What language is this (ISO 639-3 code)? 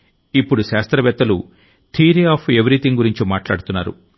tel